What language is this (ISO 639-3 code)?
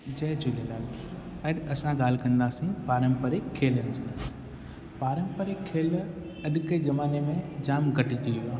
snd